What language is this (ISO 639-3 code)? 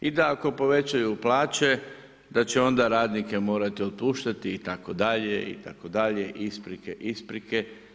hrv